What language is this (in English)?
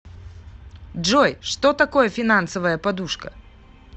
Russian